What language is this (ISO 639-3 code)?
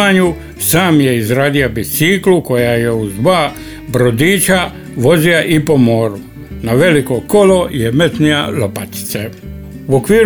hrv